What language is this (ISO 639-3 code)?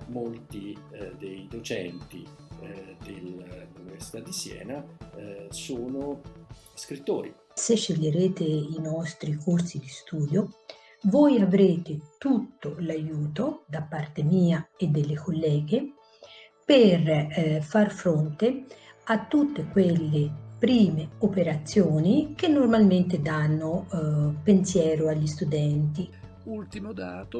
ita